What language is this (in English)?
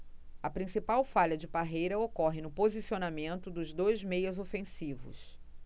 Portuguese